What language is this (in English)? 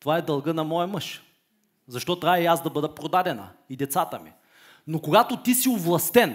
Bulgarian